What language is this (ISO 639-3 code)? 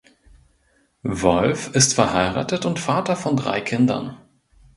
deu